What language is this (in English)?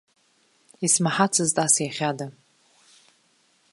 Abkhazian